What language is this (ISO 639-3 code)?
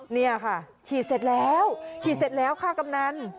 tha